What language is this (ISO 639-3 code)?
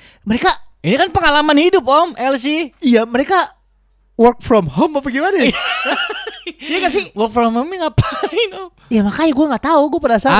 ind